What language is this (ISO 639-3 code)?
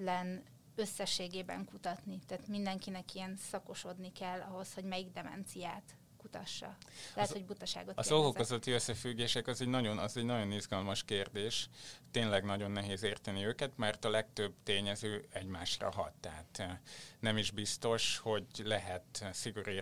hun